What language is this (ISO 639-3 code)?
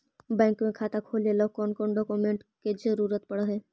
mag